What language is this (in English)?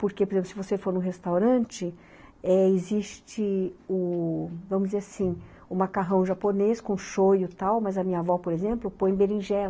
Portuguese